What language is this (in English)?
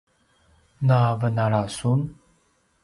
Paiwan